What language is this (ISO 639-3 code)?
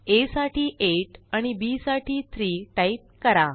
mar